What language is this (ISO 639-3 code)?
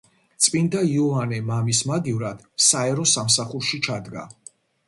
kat